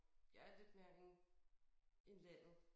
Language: Danish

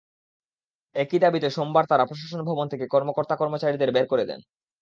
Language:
Bangla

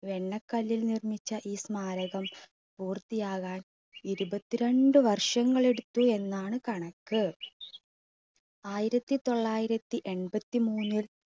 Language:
Malayalam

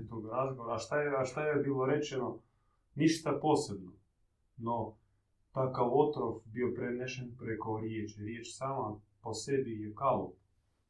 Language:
Croatian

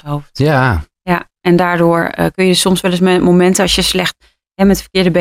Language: Dutch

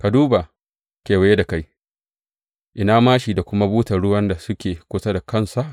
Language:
Hausa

